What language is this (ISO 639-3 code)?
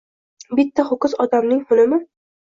uzb